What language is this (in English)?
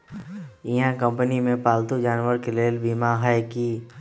Magahi